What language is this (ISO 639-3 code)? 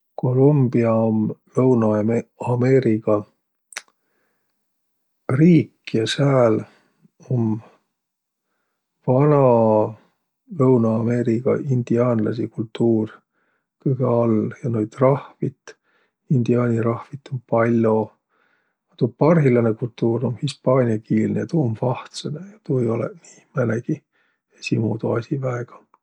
vro